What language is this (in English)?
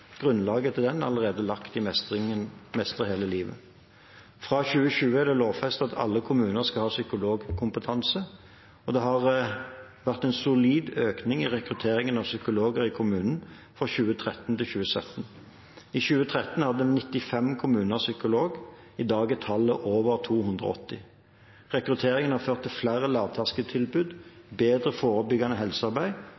Norwegian Bokmål